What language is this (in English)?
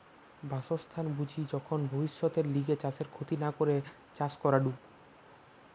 Bangla